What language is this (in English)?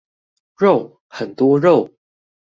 Chinese